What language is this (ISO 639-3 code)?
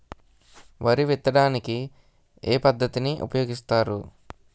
tel